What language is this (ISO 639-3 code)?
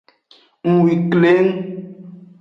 ajg